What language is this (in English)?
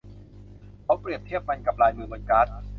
Thai